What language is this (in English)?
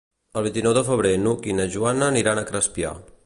Catalan